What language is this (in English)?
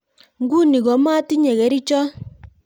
Kalenjin